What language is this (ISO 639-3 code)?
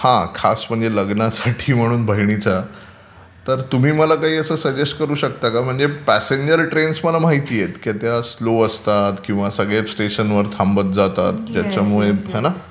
mar